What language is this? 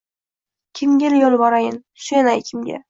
Uzbek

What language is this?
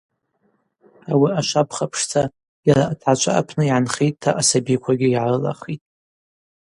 Abaza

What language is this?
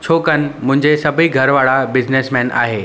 Sindhi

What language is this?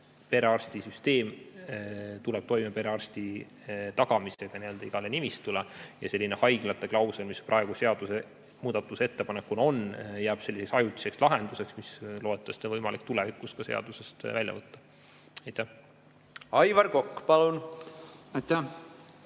Estonian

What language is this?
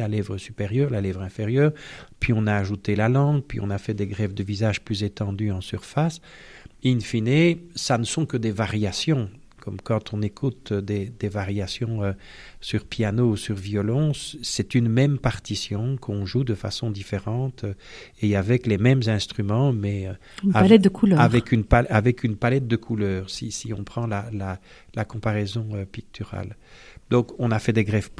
French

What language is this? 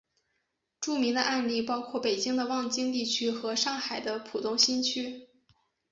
Chinese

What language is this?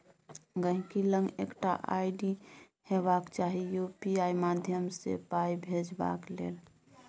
Maithili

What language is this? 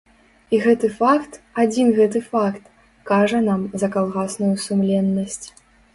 Belarusian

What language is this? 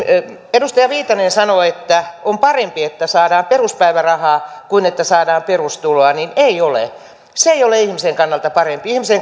Finnish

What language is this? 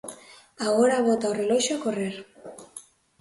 Galician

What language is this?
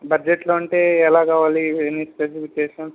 Telugu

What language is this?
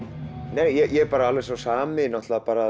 Icelandic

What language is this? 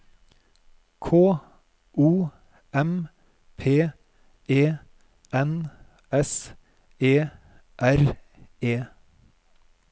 Norwegian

